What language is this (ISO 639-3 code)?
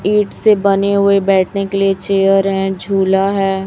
hin